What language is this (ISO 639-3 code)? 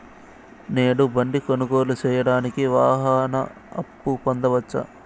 tel